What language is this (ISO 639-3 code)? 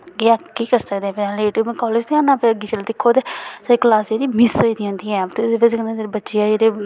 doi